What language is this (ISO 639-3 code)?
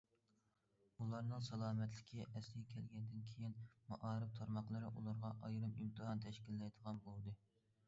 uig